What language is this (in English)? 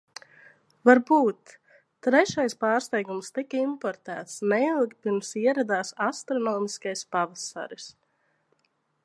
Latvian